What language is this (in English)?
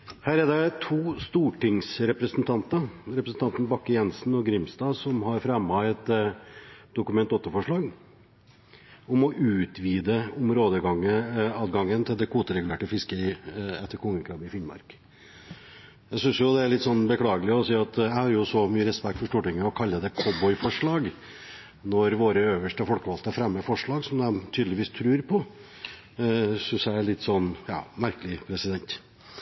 Norwegian